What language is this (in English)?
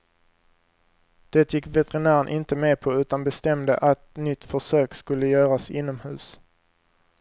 Swedish